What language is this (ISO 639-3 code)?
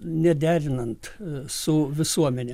lit